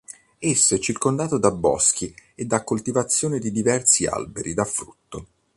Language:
Italian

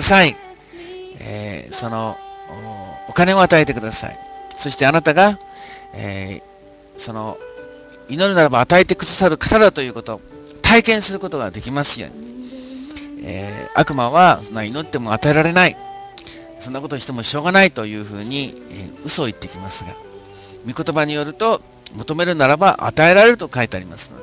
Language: Japanese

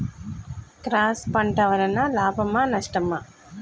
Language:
Telugu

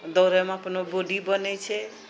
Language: Maithili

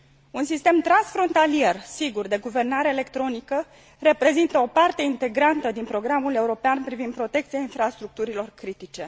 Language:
Romanian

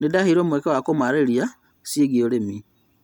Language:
Kikuyu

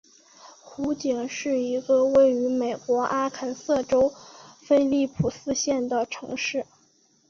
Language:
Chinese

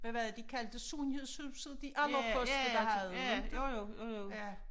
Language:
Danish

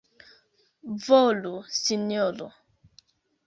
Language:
Esperanto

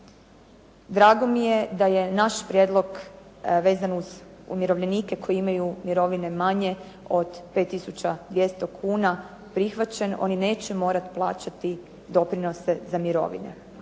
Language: Croatian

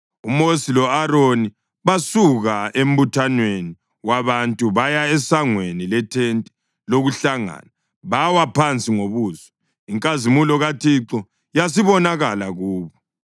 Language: North Ndebele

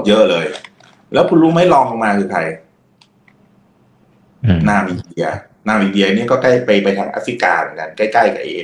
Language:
Thai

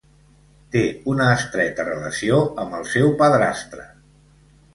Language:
Catalan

